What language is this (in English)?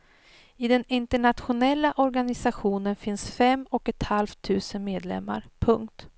Swedish